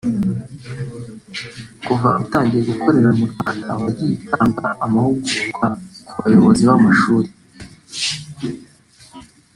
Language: Kinyarwanda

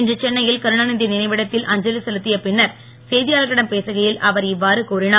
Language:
Tamil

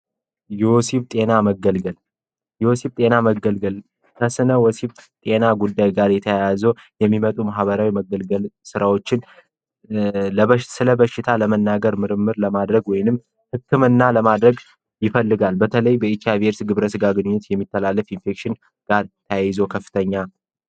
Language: Amharic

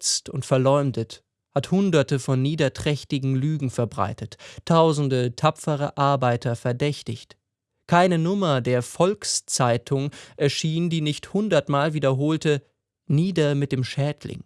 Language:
German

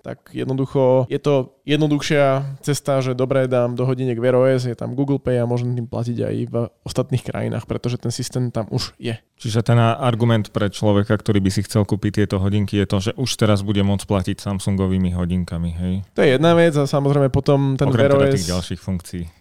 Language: Slovak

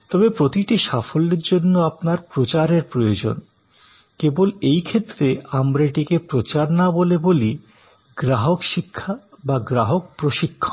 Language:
Bangla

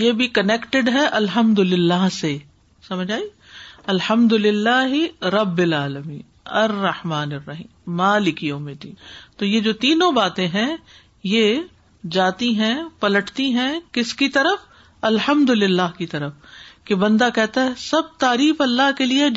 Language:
Urdu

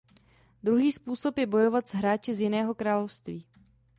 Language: Czech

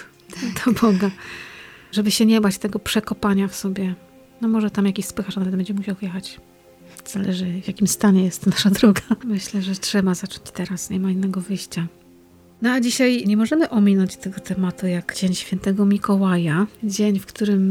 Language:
Polish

